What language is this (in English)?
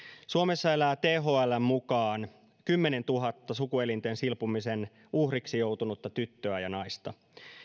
Finnish